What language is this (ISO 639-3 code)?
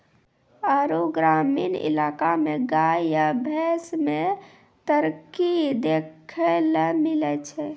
mai